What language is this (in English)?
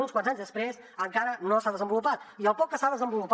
Catalan